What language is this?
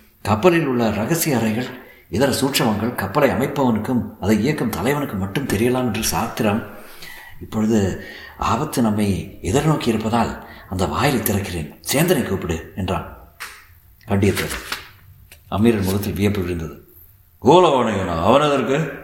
Tamil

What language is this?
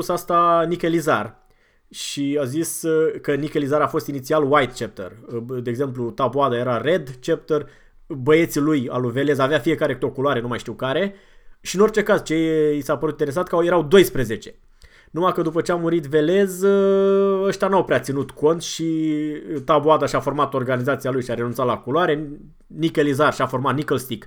Romanian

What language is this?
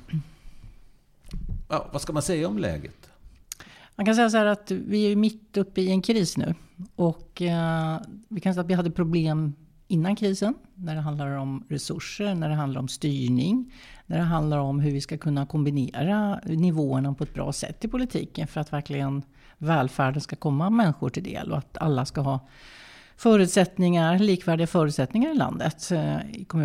Swedish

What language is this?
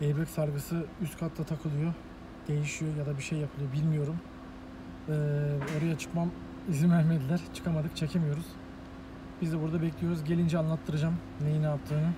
Turkish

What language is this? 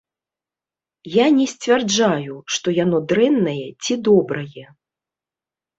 Belarusian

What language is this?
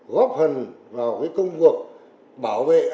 Vietnamese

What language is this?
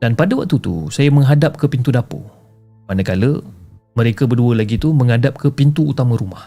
Malay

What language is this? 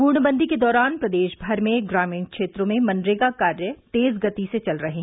Hindi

